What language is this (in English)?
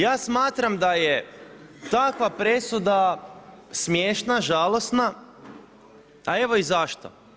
Croatian